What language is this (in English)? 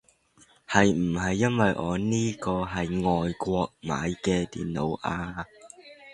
Cantonese